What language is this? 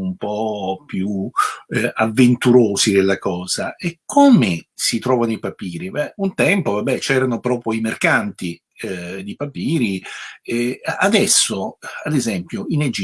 Italian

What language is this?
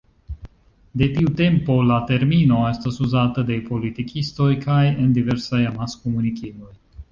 Esperanto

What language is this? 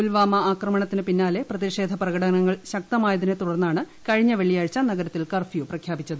Malayalam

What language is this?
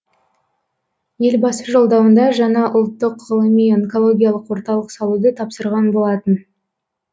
Kazakh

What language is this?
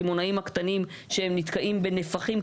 Hebrew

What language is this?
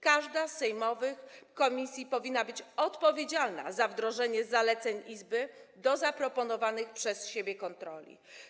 Polish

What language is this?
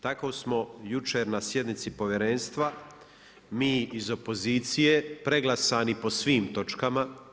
Croatian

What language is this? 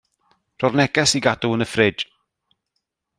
Welsh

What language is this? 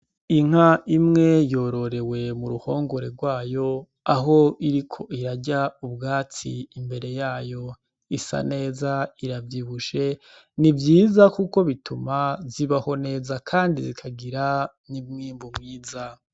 Rundi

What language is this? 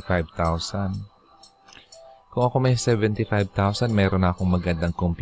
Filipino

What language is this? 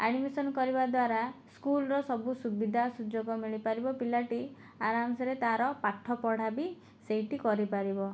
Odia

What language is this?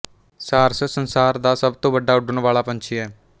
Punjabi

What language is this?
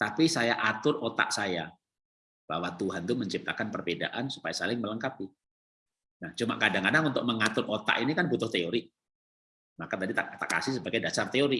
Indonesian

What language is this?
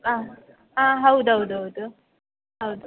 Kannada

